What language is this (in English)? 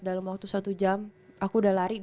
Indonesian